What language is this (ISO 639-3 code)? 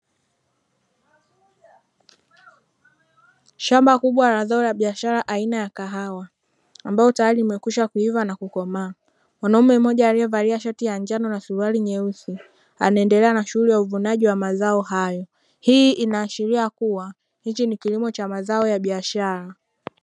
swa